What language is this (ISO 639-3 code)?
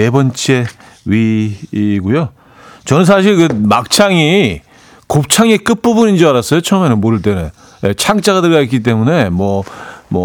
kor